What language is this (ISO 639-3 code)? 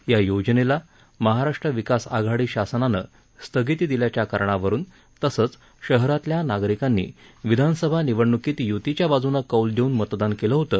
mar